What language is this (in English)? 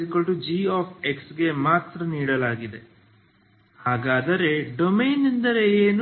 Kannada